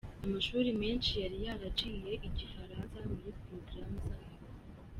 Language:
Kinyarwanda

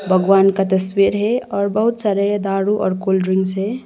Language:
Hindi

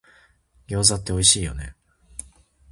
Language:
Japanese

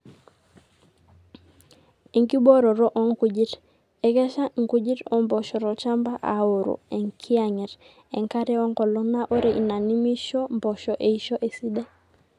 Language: Masai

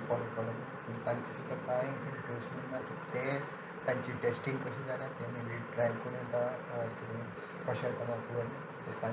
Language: Marathi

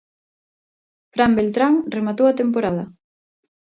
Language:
Galician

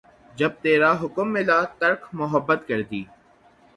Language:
Urdu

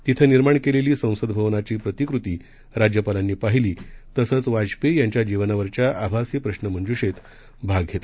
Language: Marathi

